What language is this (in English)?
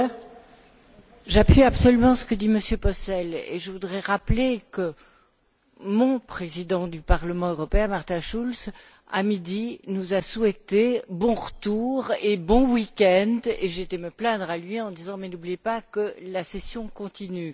French